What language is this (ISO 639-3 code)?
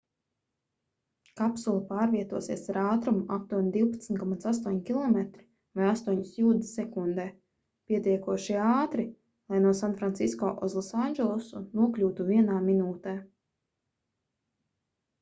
lav